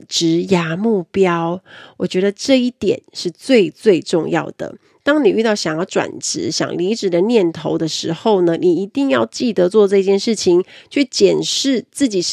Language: Chinese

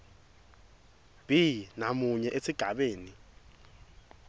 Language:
Swati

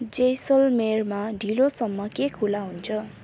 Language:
Nepali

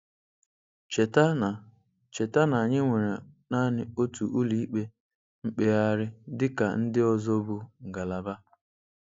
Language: Igbo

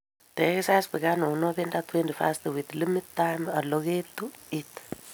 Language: Kalenjin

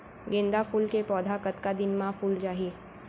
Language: Chhattisgarhi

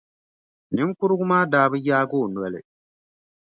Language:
Dagbani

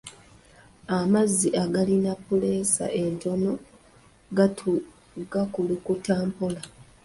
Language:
Ganda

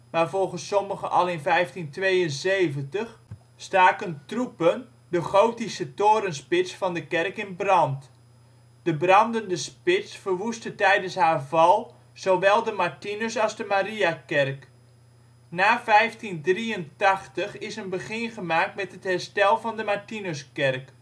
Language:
Dutch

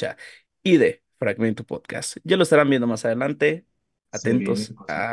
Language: Spanish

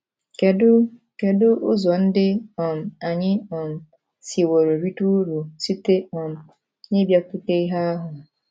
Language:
Igbo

